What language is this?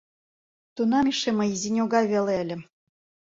Mari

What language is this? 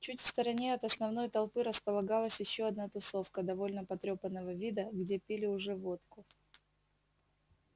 Russian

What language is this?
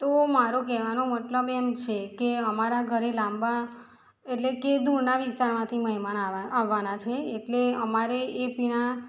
Gujarati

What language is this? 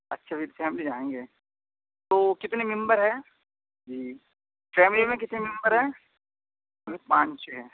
Urdu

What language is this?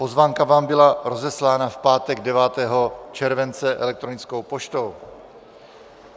Czech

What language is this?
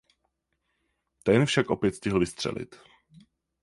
Czech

